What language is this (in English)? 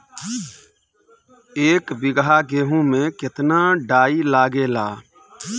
Bhojpuri